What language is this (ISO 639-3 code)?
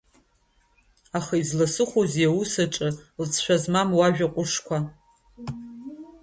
abk